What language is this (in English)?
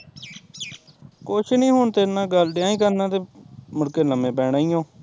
Punjabi